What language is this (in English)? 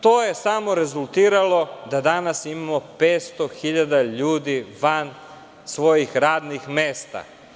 Serbian